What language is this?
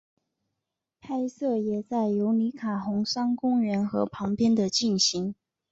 Chinese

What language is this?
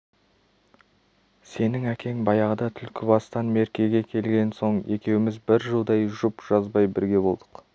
Kazakh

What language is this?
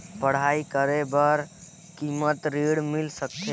Chhattisgarhi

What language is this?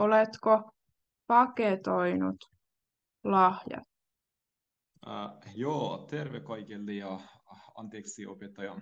Finnish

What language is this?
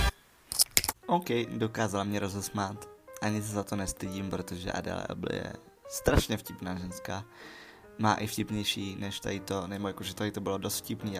Czech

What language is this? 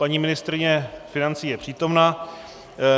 Czech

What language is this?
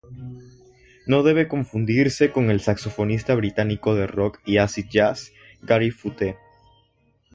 Spanish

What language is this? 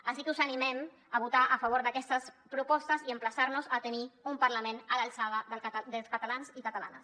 Catalan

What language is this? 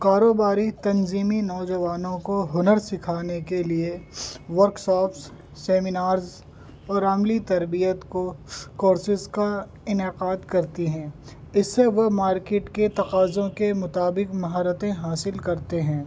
Urdu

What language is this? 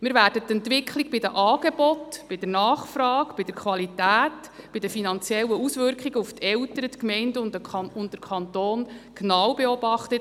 Swiss German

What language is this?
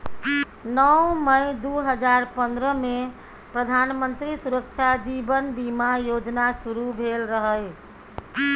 Maithili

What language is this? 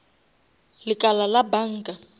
Northern Sotho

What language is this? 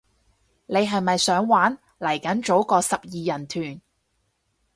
Cantonese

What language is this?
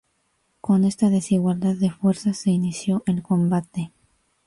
Spanish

